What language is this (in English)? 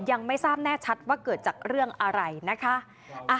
Thai